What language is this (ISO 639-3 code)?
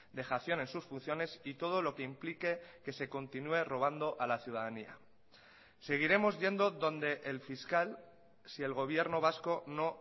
spa